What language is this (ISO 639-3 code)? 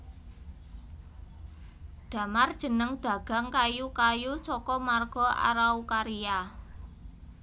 jav